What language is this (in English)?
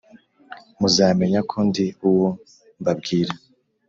Kinyarwanda